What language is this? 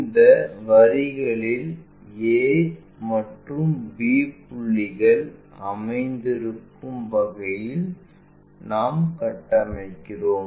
Tamil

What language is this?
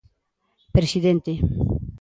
Galician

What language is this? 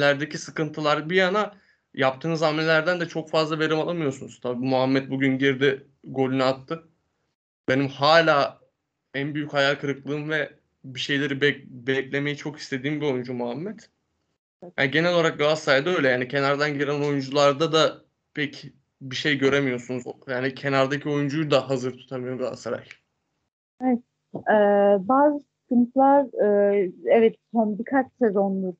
Turkish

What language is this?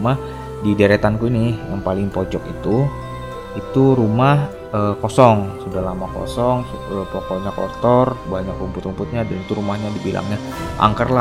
Indonesian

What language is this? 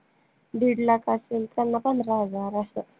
Marathi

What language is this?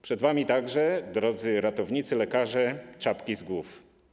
Polish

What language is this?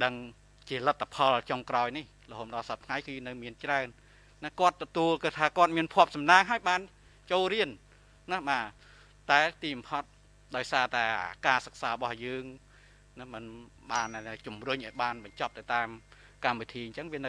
Vietnamese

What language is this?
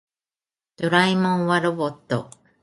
Japanese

